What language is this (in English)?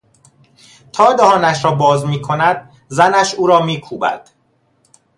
Persian